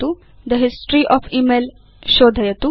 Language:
Sanskrit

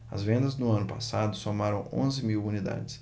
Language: Portuguese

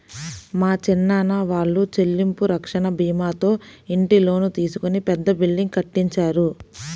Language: Telugu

